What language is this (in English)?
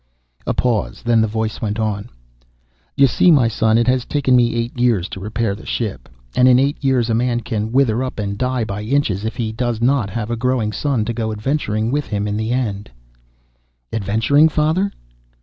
English